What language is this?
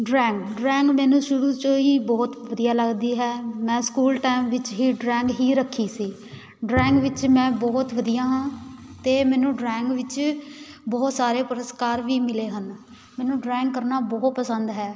Punjabi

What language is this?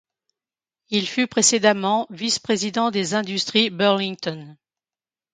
French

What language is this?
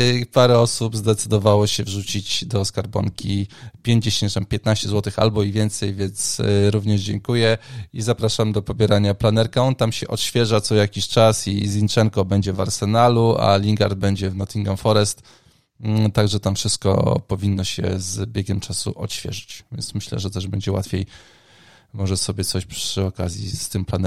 Polish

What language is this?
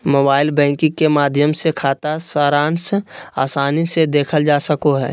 Magahi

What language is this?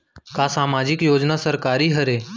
Chhattisgarhi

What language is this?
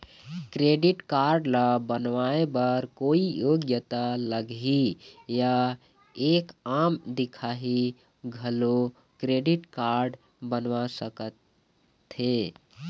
Chhattisgarhi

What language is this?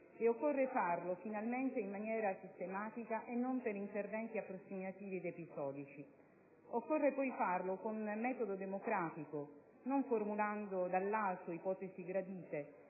Italian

